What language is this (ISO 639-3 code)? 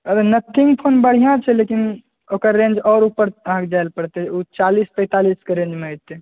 mai